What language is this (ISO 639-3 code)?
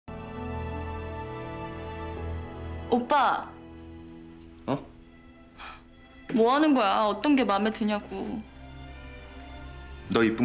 kor